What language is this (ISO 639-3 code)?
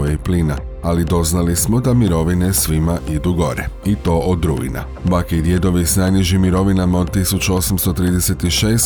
hrv